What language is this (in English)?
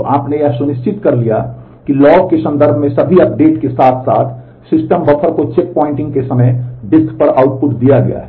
Hindi